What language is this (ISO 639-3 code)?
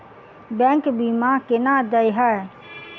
mai